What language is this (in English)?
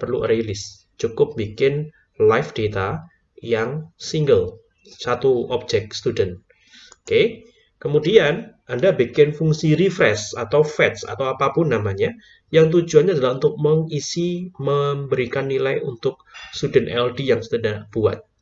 Indonesian